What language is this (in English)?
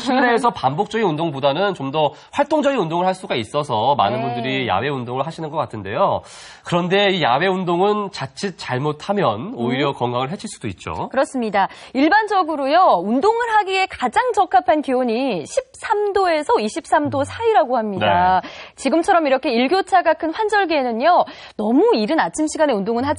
Korean